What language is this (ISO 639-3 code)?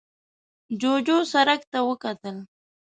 pus